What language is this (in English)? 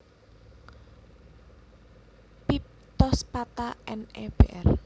Javanese